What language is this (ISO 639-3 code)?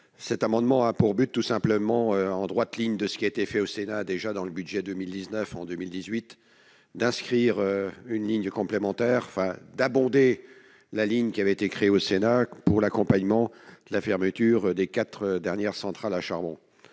fra